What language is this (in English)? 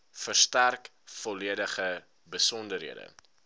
Afrikaans